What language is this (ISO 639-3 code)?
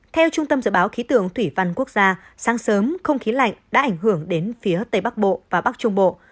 vie